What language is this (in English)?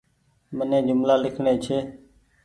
Goaria